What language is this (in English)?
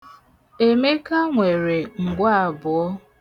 Igbo